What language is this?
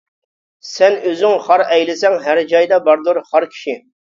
Uyghur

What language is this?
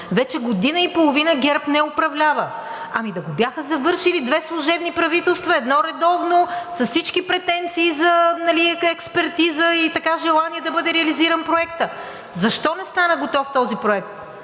Bulgarian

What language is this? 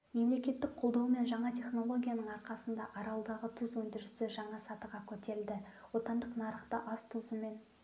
Kazakh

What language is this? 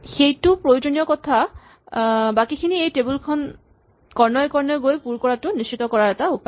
Assamese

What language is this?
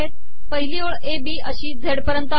Marathi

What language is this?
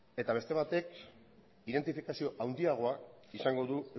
Basque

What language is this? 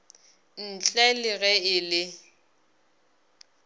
Northern Sotho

